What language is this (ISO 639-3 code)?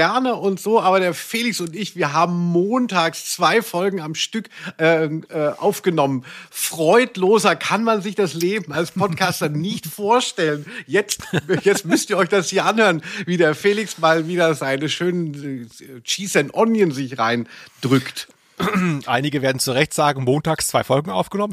deu